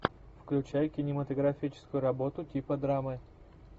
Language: Russian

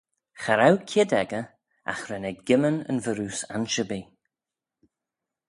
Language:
Manx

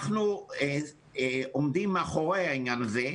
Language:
Hebrew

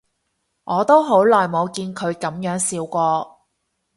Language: Cantonese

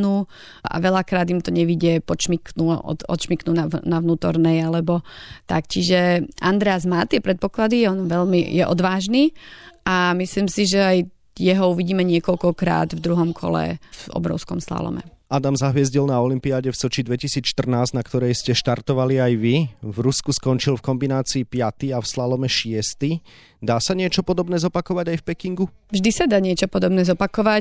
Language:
Slovak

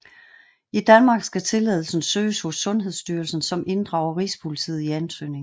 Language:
Danish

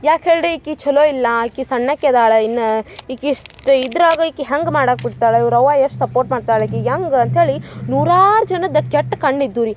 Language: Kannada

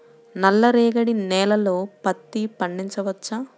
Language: Telugu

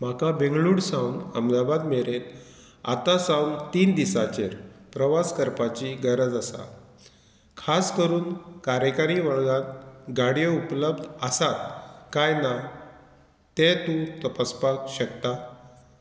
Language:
Konkani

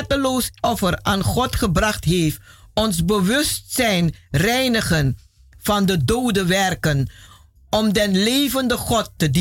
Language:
Dutch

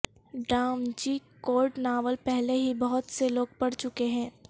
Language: Urdu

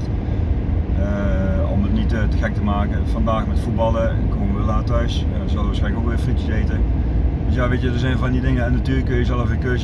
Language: Dutch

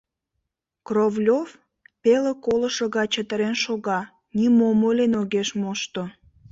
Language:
Mari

